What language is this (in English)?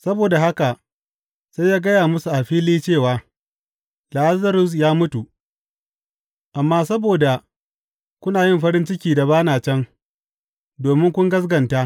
Hausa